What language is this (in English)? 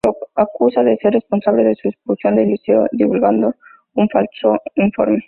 Spanish